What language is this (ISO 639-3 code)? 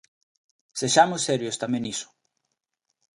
glg